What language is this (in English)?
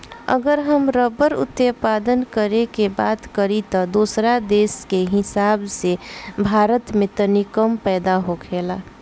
Bhojpuri